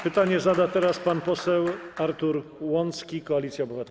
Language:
Polish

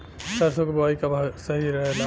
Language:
Bhojpuri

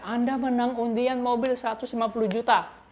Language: Indonesian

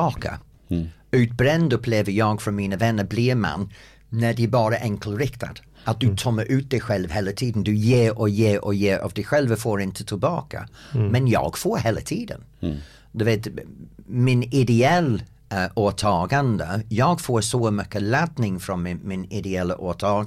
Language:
Swedish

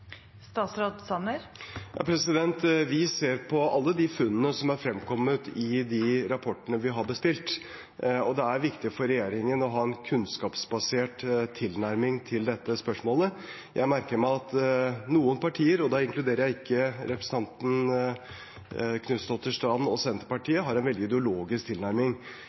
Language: Norwegian Bokmål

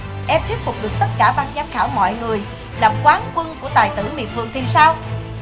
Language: Vietnamese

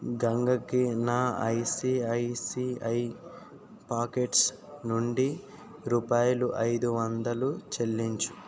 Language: Telugu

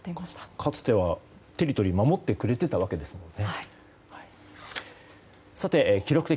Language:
Japanese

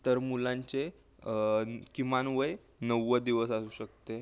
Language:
Marathi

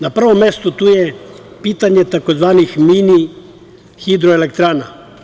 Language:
Serbian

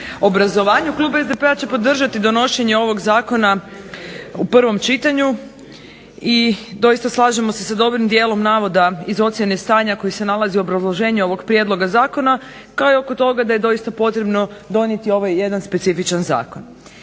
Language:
Croatian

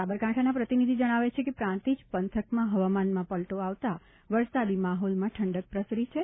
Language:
Gujarati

